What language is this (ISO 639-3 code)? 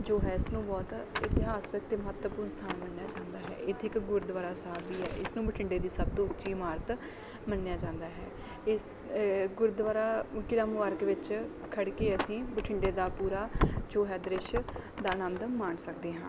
pan